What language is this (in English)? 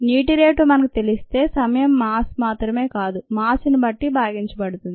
Telugu